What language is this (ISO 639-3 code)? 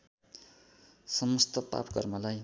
nep